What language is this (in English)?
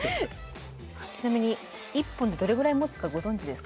Japanese